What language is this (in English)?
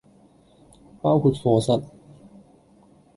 Cantonese